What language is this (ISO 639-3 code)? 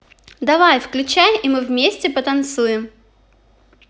rus